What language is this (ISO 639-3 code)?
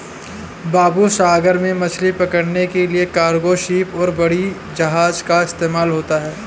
hin